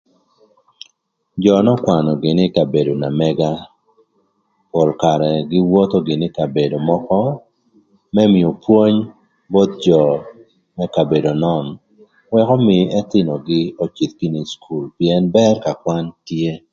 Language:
Thur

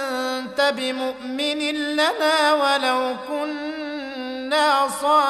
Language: Arabic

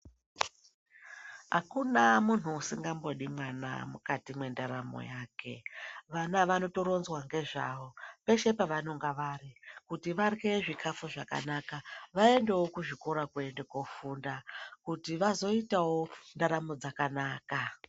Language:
Ndau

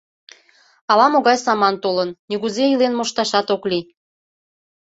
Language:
Mari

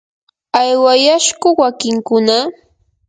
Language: Yanahuanca Pasco Quechua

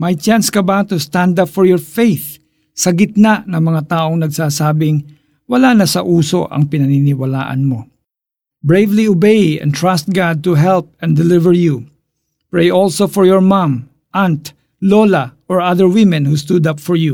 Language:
Filipino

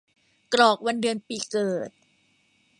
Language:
Thai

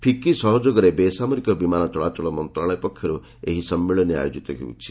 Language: Odia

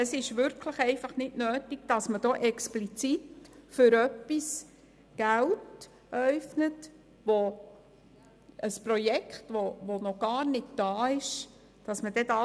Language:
Swiss German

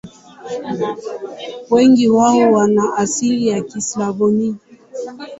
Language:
Swahili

